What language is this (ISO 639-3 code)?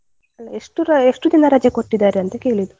kan